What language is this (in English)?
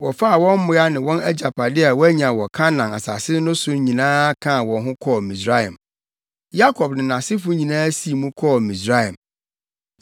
Akan